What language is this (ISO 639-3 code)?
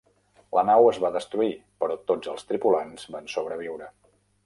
cat